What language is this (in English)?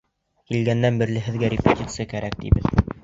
Bashkir